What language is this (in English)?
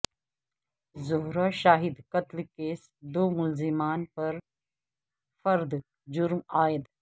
Urdu